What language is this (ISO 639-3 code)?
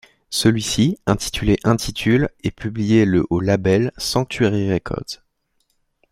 fra